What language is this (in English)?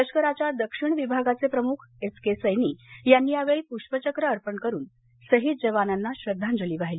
Marathi